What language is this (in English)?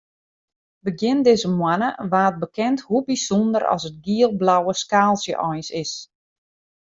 Western Frisian